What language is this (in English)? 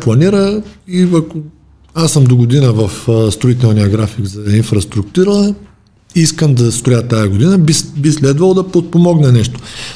Bulgarian